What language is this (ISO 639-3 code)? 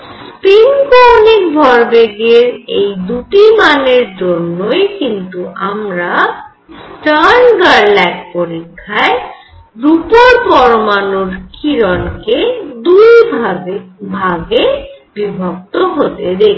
ben